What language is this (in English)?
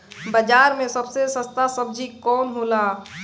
Bhojpuri